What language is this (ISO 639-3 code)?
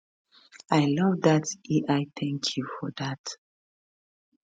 pcm